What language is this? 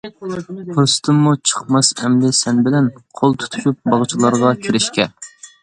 Uyghur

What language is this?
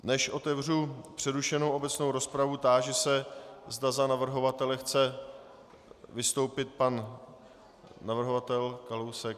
Czech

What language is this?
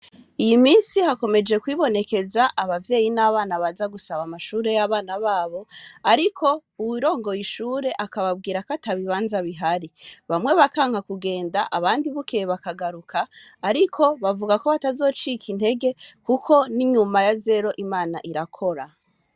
Rundi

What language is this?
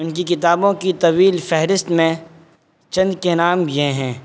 Urdu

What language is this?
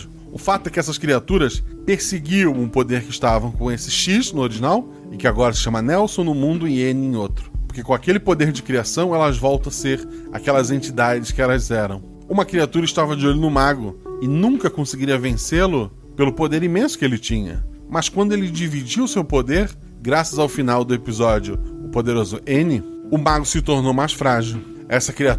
Portuguese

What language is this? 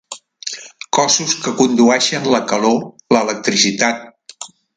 Catalan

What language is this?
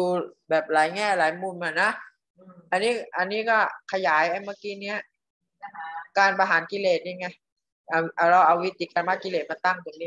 Thai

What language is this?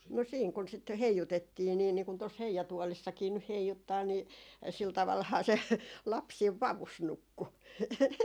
Finnish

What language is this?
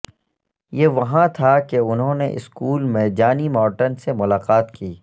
Urdu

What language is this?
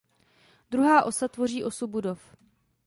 Czech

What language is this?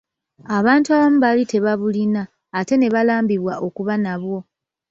Ganda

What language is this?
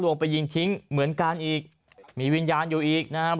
Thai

